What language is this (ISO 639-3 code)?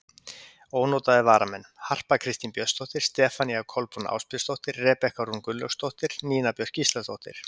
isl